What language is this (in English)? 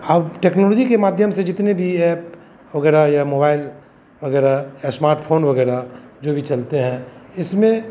Hindi